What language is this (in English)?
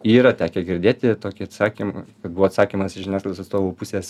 Lithuanian